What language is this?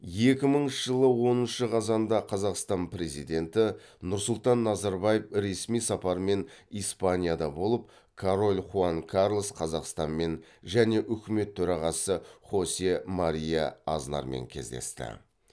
Kazakh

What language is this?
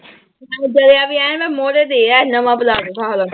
Punjabi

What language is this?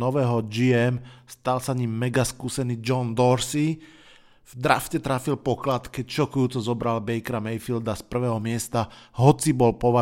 Slovak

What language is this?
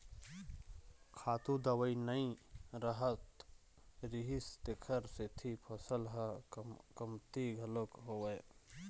Chhattisgarhi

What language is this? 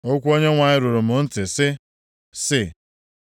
Igbo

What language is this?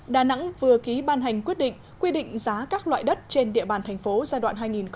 Vietnamese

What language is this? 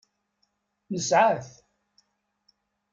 Kabyle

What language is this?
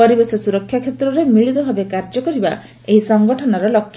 Odia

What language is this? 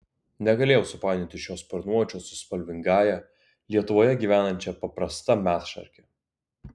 Lithuanian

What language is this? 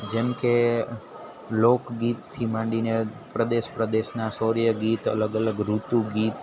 Gujarati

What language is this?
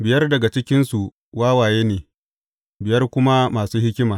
Hausa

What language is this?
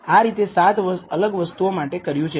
Gujarati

